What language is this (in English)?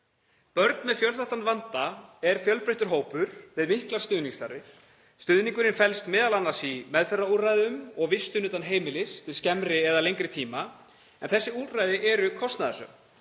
Icelandic